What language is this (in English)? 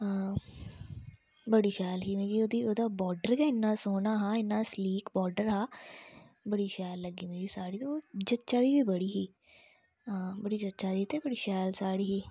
Dogri